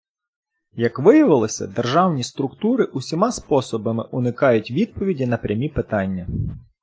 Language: Ukrainian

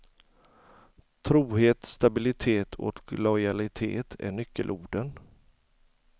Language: Swedish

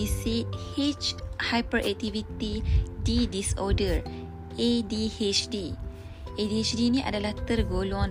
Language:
Malay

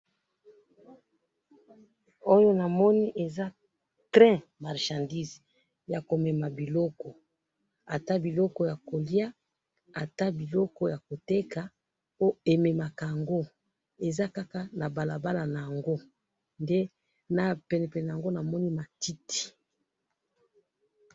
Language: Lingala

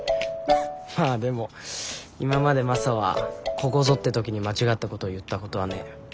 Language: Japanese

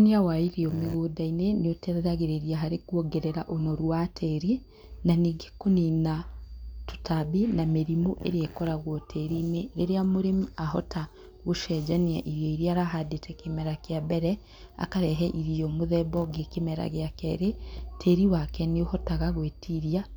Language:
Kikuyu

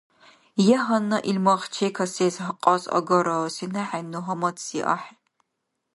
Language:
Dargwa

